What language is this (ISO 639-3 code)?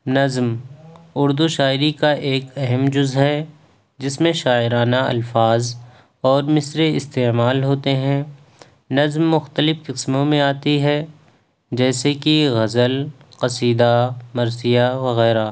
urd